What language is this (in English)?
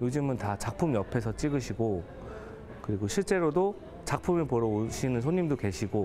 Korean